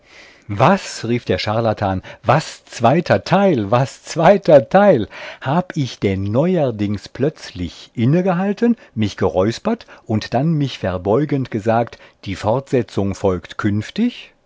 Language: German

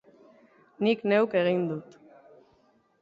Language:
Basque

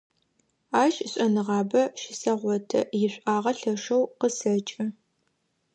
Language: Adyghe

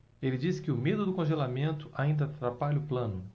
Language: Portuguese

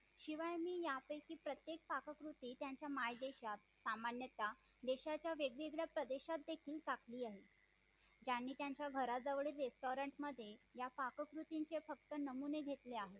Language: Marathi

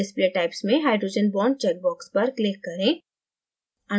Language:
Hindi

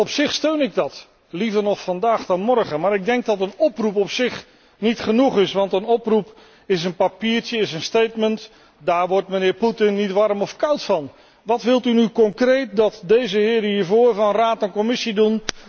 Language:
Dutch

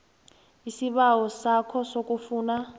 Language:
South Ndebele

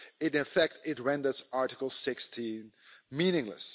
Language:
English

